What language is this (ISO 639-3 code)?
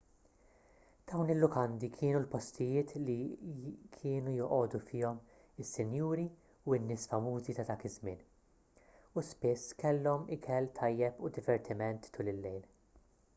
mlt